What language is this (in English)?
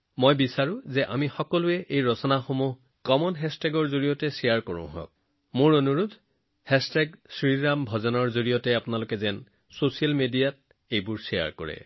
Assamese